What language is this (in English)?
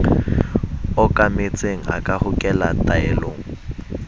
Southern Sotho